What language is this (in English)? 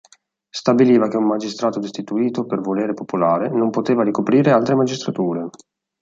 Italian